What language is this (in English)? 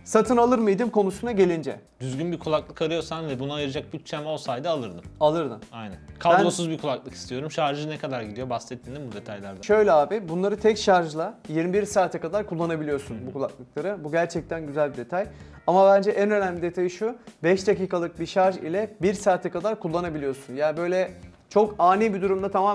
Turkish